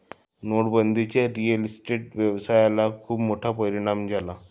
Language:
Marathi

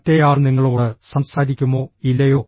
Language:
Malayalam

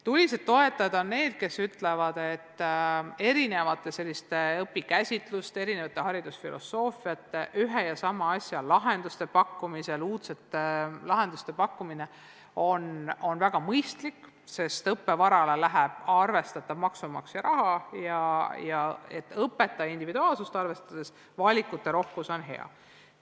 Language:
Estonian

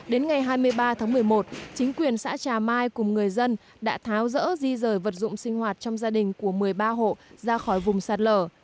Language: Vietnamese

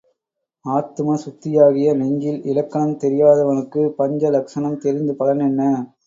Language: Tamil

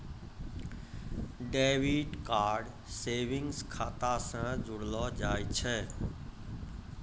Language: Maithili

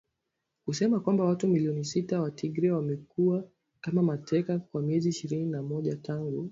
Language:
Swahili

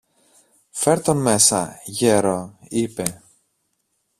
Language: Greek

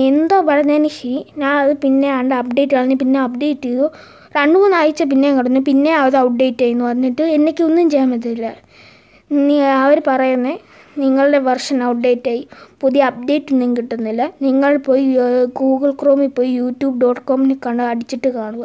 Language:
Malayalam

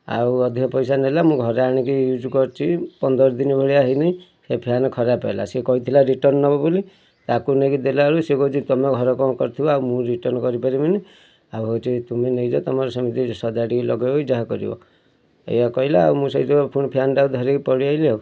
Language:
Odia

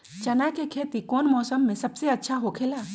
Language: Magahi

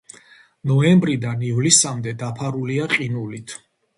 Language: Georgian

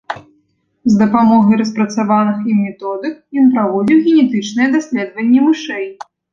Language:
Belarusian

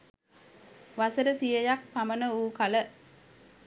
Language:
Sinhala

